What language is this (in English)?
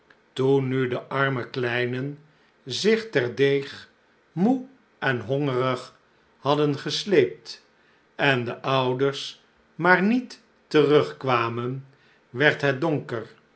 Dutch